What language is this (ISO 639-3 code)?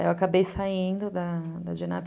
por